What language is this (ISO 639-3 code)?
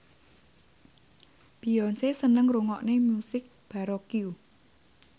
jav